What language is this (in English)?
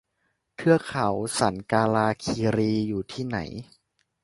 Thai